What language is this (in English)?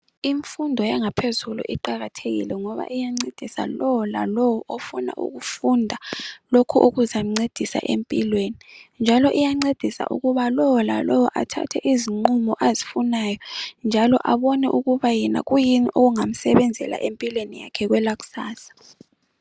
North Ndebele